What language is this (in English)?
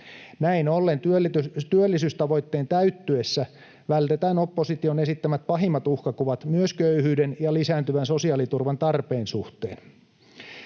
Finnish